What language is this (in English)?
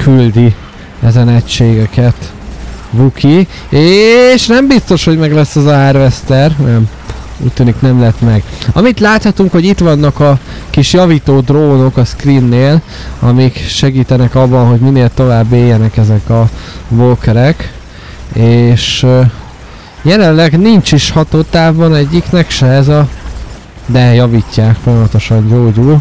Hungarian